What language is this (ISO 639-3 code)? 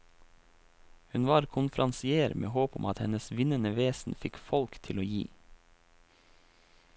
nor